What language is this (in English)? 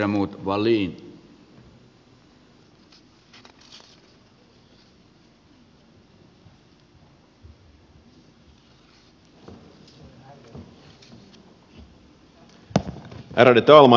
Finnish